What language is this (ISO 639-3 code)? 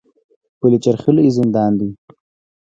pus